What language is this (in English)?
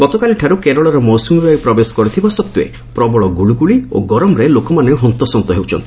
Odia